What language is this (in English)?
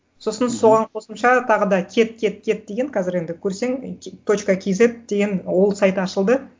Kazakh